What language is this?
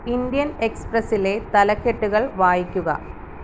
Malayalam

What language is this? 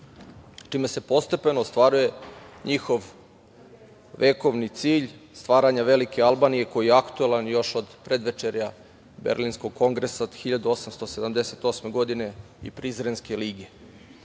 Serbian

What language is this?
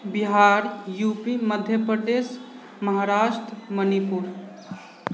Maithili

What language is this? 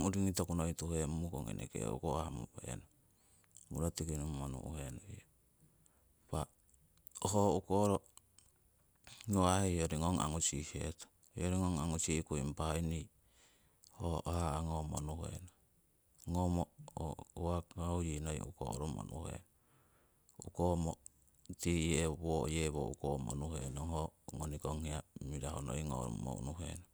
Siwai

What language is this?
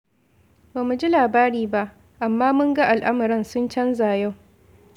Hausa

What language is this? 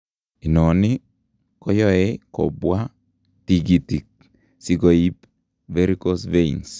Kalenjin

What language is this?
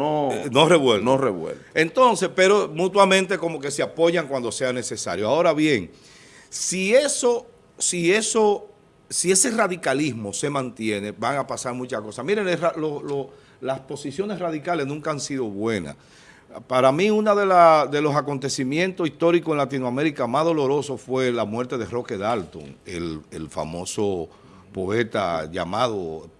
Spanish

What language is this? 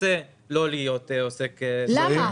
Hebrew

